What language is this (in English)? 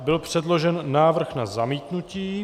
Czech